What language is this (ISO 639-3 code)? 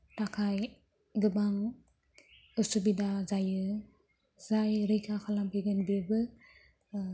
brx